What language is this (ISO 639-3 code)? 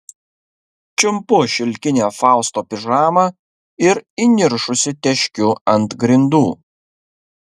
lit